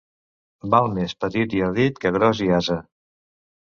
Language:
Catalan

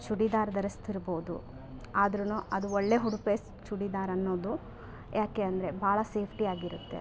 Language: Kannada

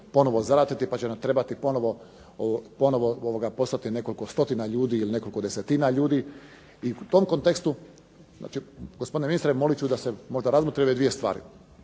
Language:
Croatian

